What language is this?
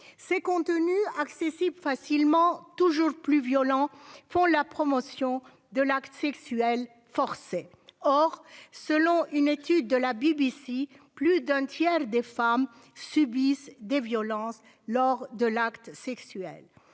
French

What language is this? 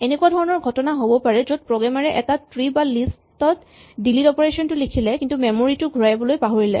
Assamese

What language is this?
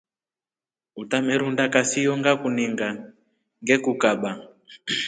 Rombo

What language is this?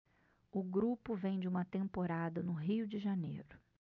Portuguese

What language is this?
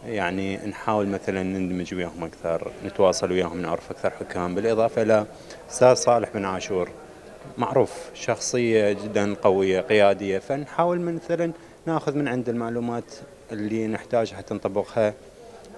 Arabic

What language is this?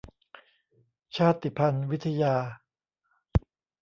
Thai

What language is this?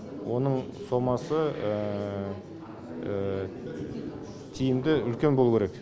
Kazakh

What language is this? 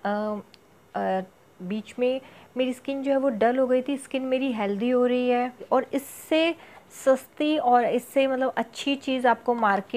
Hindi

